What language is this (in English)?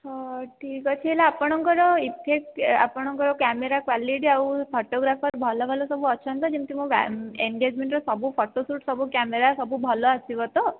Odia